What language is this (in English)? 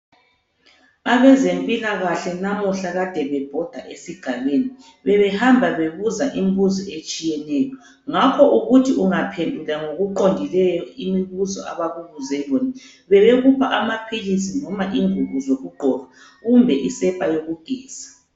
North Ndebele